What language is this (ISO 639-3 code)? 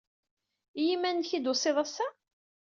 kab